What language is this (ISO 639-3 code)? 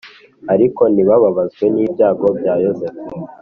kin